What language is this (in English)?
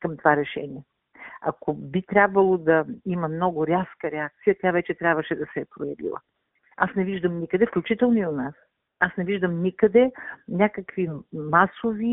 Bulgarian